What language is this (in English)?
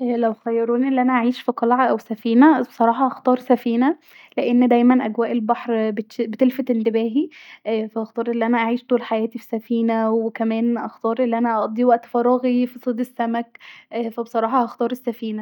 Egyptian Arabic